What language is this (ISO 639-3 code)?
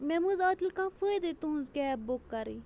kas